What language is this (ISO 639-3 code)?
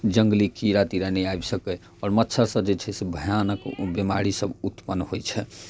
mai